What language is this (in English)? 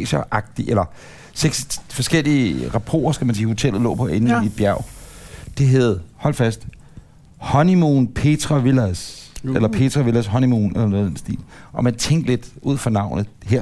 Danish